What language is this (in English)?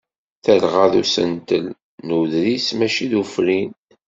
Kabyle